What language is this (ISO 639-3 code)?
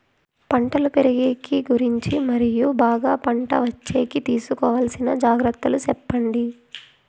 tel